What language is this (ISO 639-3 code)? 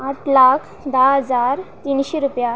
kok